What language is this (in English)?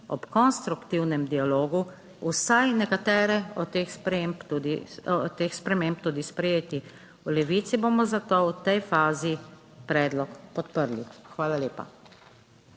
Slovenian